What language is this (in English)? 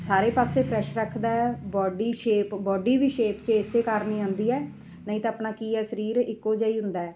Punjabi